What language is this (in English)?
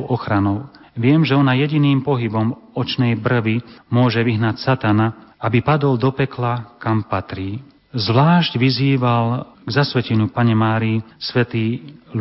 Slovak